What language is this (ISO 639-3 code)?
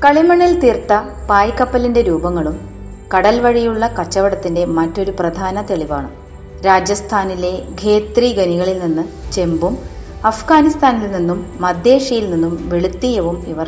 mal